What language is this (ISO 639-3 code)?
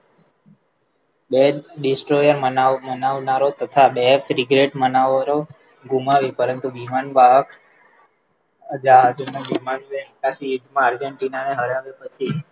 guj